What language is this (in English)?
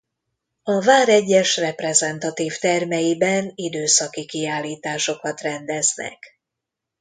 Hungarian